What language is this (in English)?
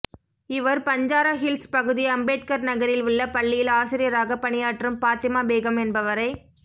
Tamil